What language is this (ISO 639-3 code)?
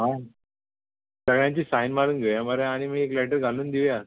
kok